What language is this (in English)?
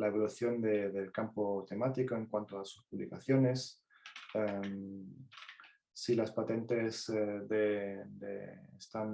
Spanish